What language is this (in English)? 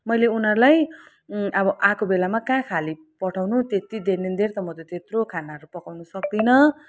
Nepali